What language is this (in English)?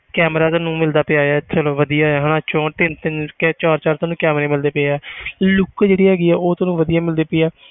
Punjabi